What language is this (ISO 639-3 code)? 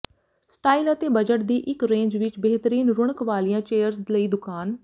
pan